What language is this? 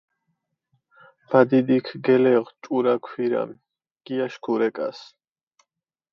Mingrelian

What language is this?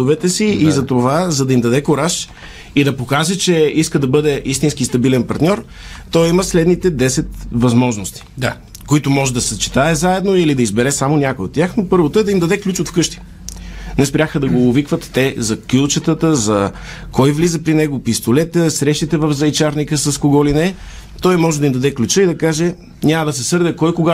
Bulgarian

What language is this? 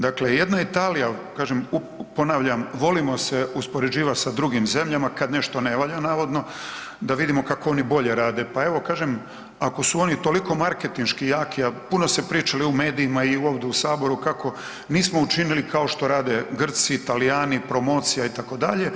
Croatian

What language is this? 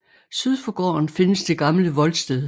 Danish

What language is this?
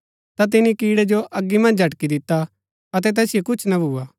Gaddi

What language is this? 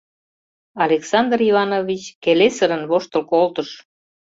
Mari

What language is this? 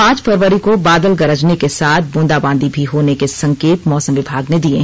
Hindi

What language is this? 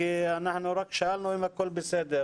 Hebrew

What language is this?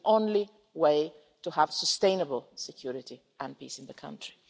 English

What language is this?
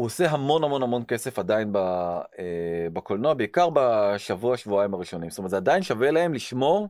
Hebrew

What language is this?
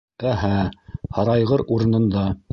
Bashkir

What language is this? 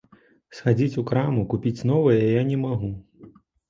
Belarusian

